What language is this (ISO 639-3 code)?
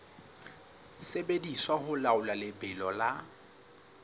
sot